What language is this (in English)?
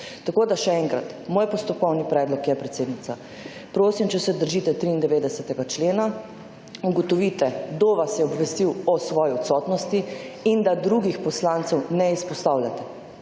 Slovenian